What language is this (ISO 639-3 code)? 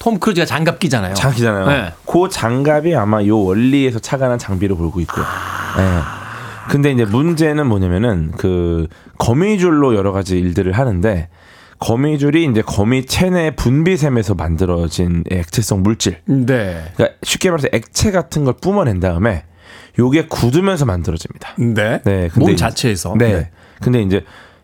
kor